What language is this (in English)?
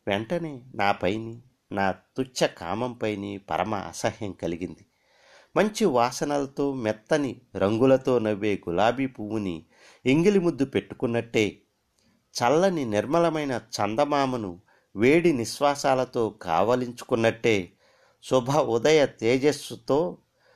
Telugu